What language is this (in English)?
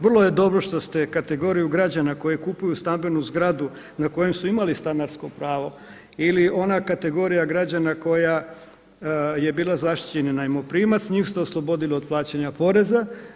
Croatian